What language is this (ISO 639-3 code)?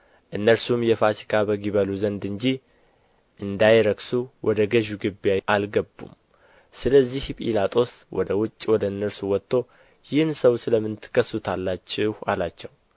amh